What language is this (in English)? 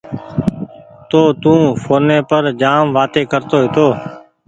Goaria